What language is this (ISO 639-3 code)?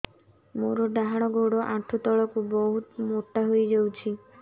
ori